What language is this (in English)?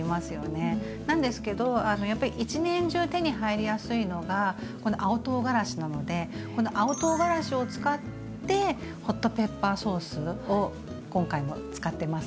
Japanese